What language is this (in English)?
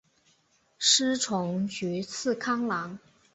Chinese